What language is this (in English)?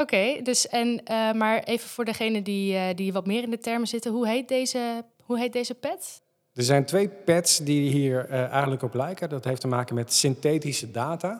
Dutch